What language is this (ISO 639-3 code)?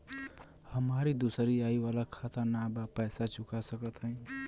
bho